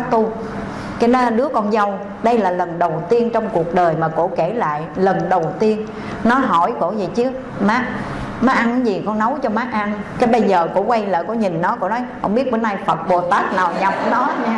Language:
Vietnamese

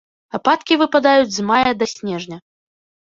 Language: Belarusian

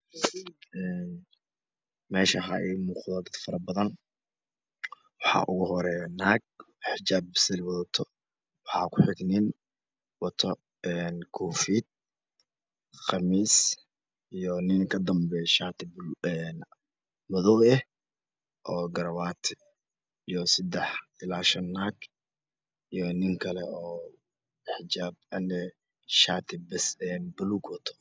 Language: Somali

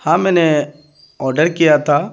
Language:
Urdu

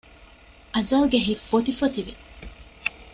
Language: Divehi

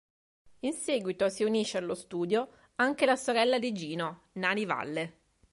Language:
Italian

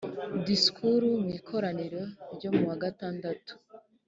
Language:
Kinyarwanda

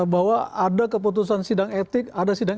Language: Indonesian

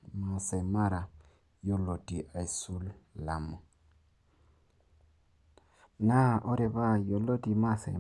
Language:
Masai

